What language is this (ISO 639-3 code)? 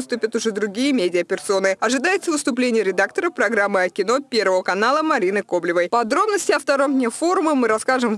rus